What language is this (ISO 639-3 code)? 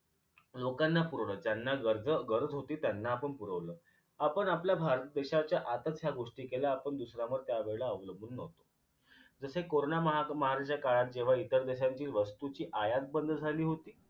mar